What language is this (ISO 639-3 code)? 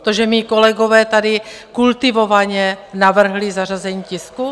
ces